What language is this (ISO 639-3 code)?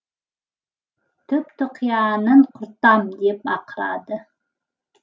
kaz